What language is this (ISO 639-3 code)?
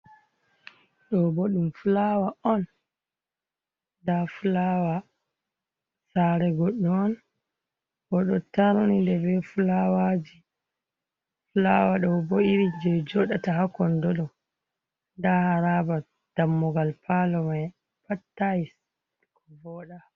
ful